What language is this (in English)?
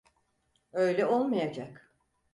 Turkish